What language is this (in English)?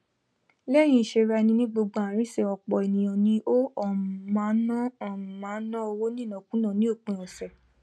Yoruba